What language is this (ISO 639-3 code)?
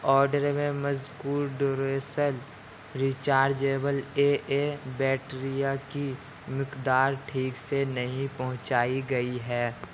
urd